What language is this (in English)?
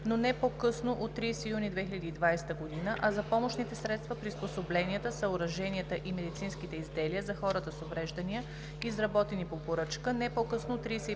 Bulgarian